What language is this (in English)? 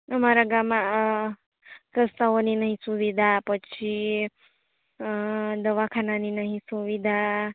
Gujarati